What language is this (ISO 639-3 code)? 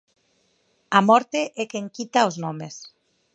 glg